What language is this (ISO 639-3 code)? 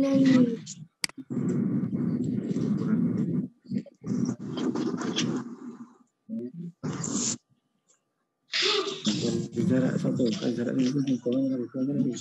ind